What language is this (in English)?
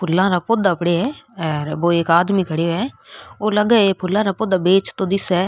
Rajasthani